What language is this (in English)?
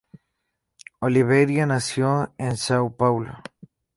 Spanish